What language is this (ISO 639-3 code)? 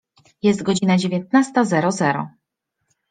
pol